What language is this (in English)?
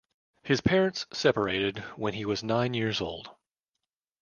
English